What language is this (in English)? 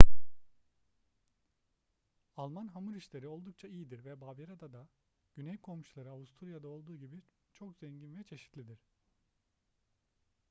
Turkish